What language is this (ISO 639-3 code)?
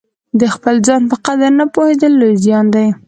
pus